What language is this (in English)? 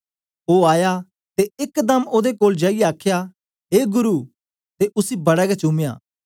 Dogri